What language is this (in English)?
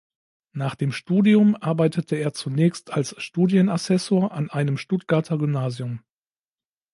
German